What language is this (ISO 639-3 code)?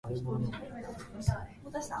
jpn